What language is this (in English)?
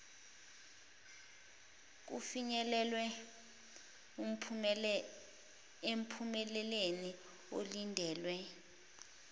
Zulu